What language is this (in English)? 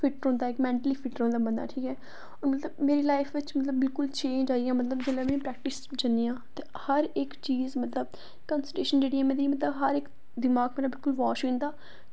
Dogri